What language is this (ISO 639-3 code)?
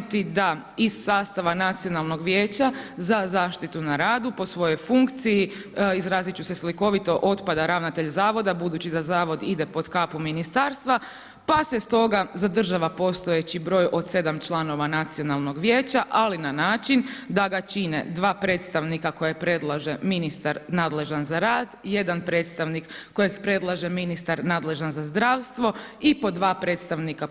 hrv